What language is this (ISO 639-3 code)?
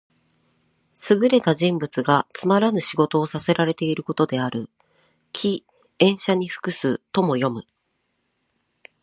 jpn